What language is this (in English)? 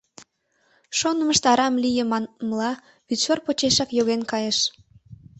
Mari